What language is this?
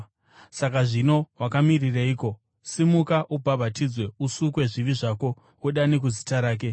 Shona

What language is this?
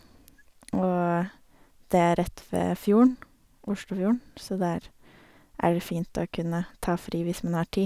Norwegian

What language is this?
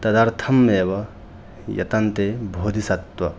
Sanskrit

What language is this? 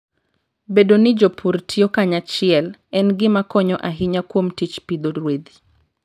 Luo (Kenya and Tanzania)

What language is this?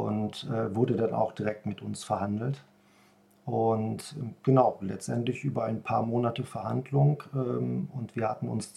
German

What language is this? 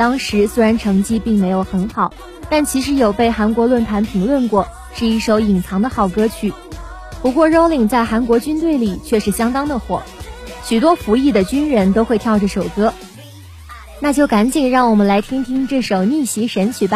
Chinese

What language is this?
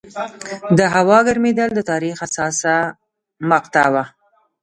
Pashto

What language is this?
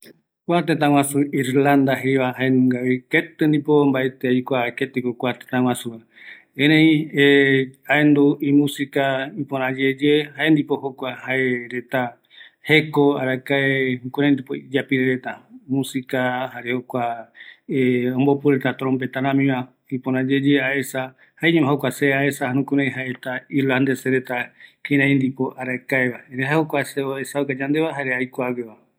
Eastern Bolivian Guaraní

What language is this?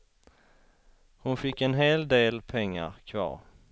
Swedish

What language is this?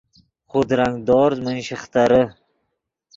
Yidgha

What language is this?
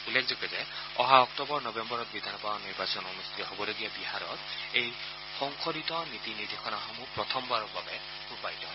Assamese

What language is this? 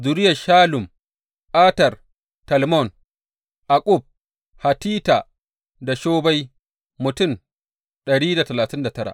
Hausa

